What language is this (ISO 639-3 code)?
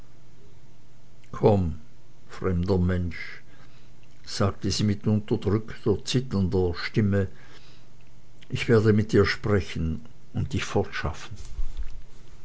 deu